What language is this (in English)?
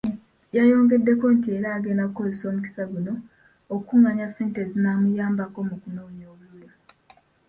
Ganda